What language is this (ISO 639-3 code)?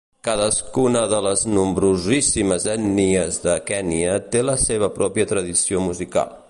cat